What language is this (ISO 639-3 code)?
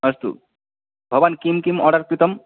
san